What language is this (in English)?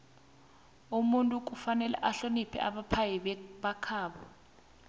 South Ndebele